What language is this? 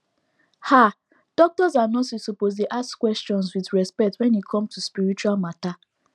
Nigerian Pidgin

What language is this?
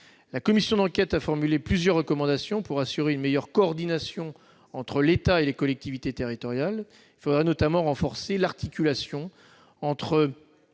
French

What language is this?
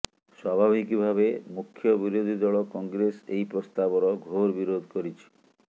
Odia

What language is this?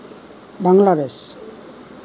Assamese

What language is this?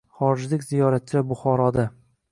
Uzbek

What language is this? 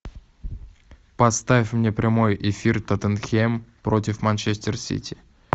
Russian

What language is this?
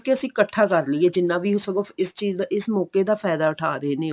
Punjabi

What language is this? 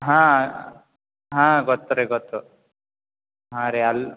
Kannada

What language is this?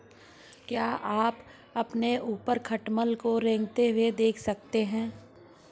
Hindi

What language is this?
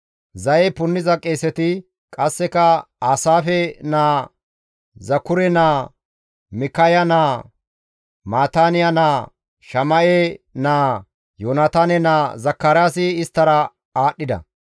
Gamo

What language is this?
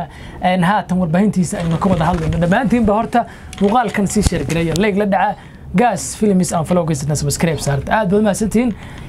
Arabic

